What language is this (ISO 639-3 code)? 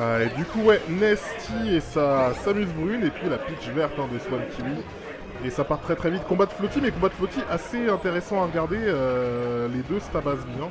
fra